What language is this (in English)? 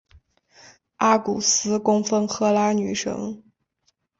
Chinese